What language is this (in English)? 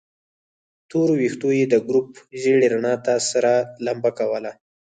Pashto